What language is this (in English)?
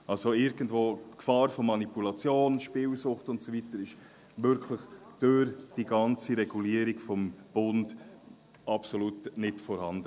Swiss German